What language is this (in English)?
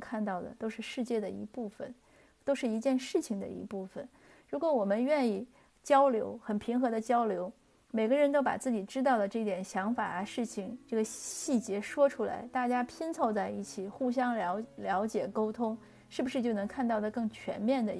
Chinese